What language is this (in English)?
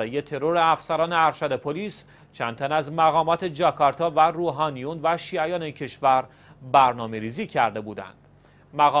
Persian